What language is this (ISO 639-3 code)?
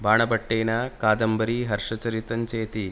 san